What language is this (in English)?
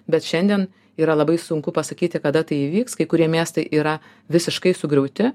Lithuanian